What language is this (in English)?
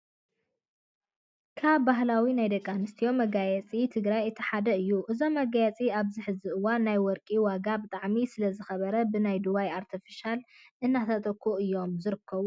Tigrinya